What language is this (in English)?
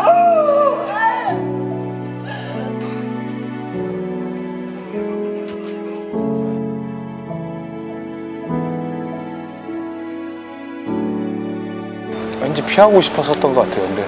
Korean